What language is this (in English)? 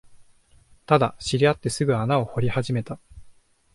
Japanese